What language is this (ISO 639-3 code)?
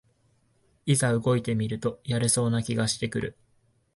jpn